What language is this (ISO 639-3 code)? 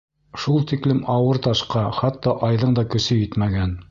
bak